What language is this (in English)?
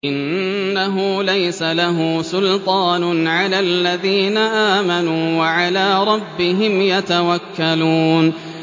Arabic